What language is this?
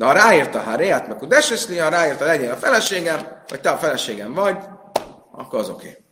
Hungarian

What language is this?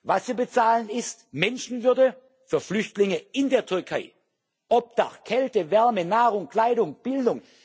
German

